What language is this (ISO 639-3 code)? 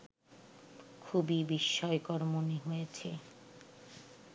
ben